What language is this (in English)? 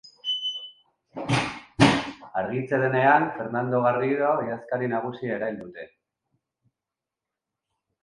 Basque